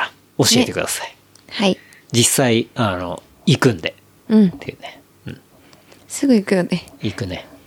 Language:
Japanese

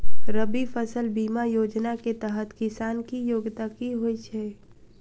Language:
Maithili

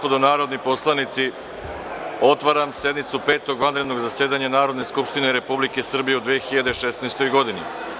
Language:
Serbian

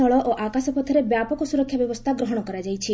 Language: Odia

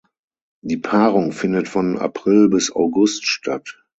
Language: German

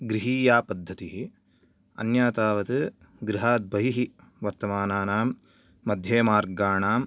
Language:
Sanskrit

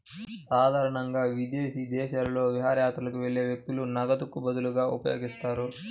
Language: Telugu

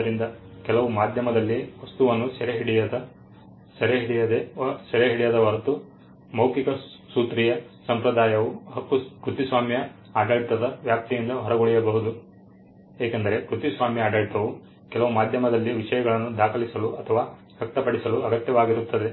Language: Kannada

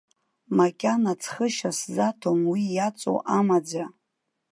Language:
Abkhazian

